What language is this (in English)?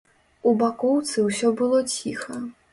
Belarusian